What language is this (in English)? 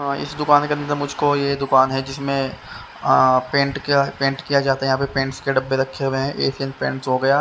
Hindi